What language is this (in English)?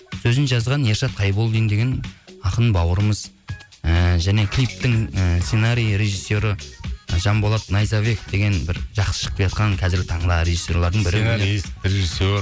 Kazakh